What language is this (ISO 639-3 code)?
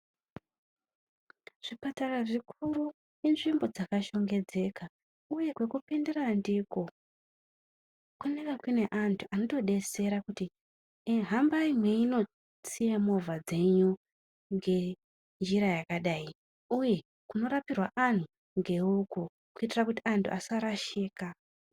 ndc